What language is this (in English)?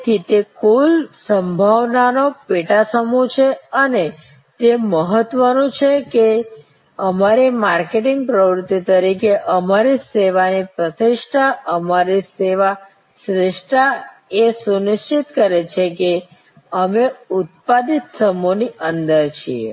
Gujarati